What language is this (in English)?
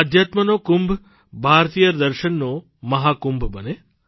Gujarati